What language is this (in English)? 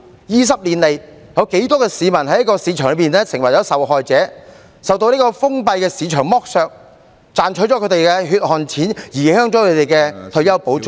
Cantonese